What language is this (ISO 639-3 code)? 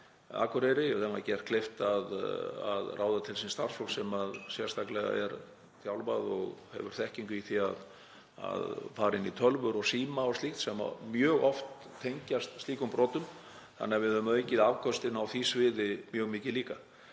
isl